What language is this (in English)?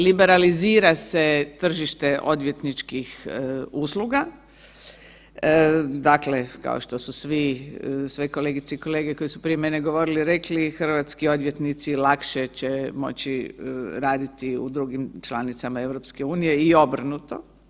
Croatian